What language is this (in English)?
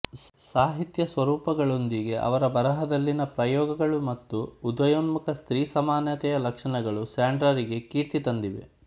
Kannada